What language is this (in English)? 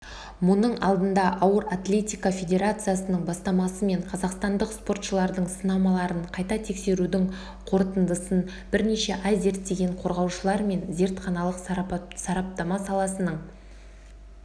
Kazakh